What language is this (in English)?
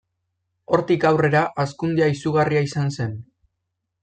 Basque